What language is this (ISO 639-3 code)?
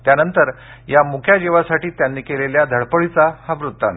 mar